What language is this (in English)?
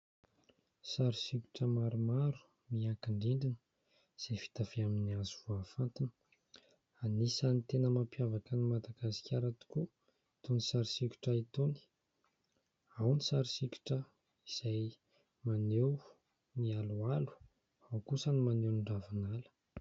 Malagasy